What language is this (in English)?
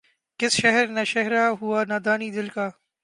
Urdu